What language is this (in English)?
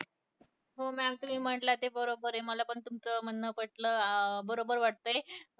Marathi